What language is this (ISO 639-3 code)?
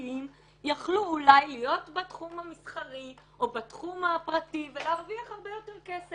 heb